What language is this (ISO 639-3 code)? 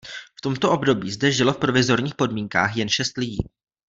ces